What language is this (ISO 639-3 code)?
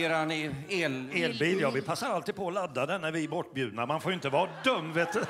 swe